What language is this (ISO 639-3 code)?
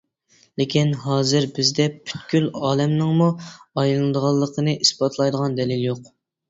uig